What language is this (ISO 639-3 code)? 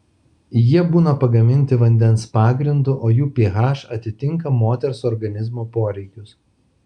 lit